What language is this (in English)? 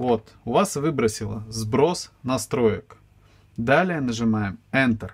Russian